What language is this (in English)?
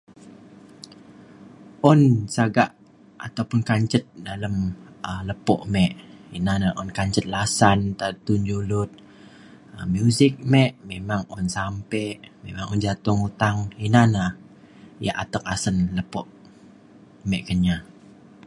Mainstream Kenyah